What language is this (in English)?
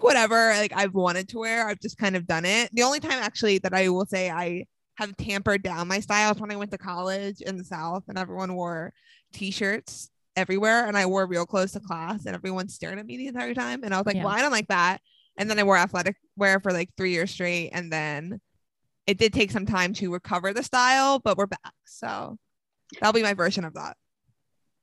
English